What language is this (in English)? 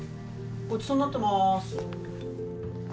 Japanese